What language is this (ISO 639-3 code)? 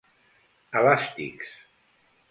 cat